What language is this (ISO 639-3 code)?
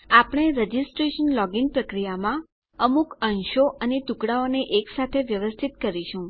guj